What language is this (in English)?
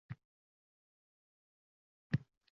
Uzbek